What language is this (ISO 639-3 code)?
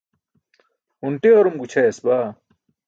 bsk